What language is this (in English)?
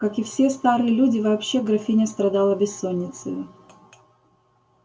Russian